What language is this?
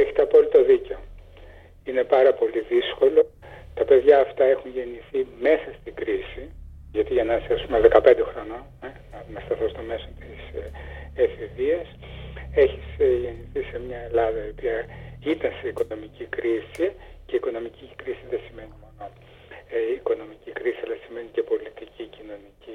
Greek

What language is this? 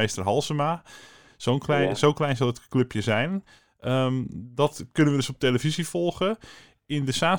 Dutch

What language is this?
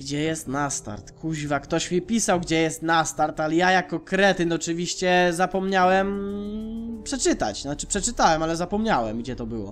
Polish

